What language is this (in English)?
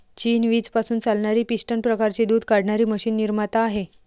Marathi